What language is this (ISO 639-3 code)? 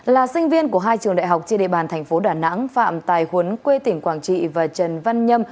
vie